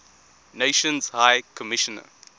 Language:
English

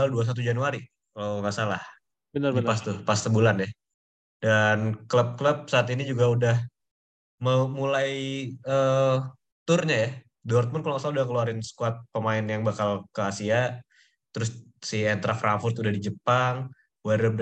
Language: Indonesian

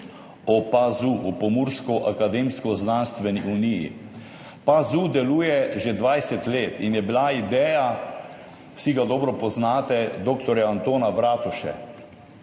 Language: Slovenian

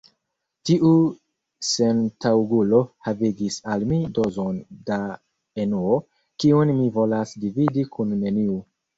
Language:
Esperanto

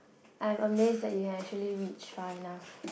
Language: English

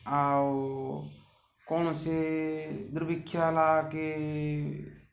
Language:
Odia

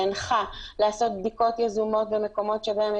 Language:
Hebrew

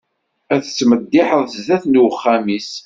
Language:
Kabyle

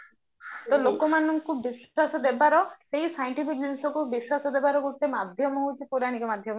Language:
Odia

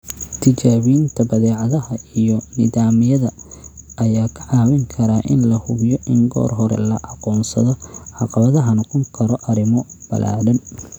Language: Somali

